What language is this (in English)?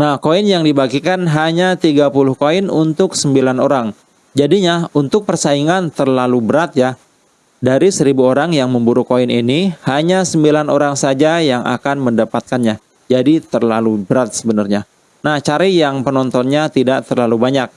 Indonesian